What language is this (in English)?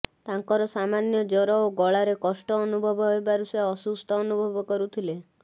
Odia